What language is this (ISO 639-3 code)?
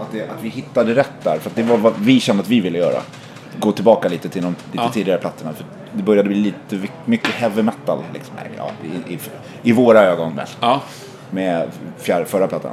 swe